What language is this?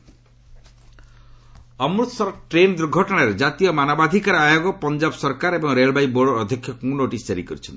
Odia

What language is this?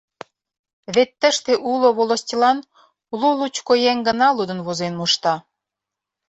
Mari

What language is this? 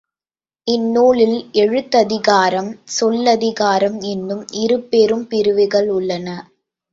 Tamil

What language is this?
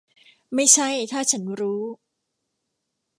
Thai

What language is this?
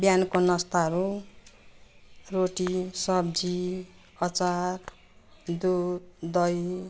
Nepali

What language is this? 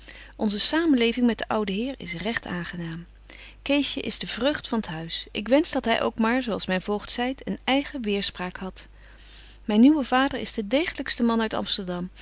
Dutch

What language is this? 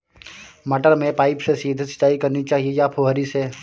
Hindi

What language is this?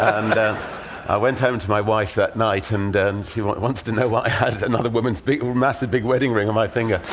English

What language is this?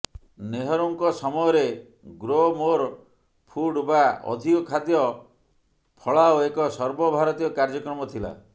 Odia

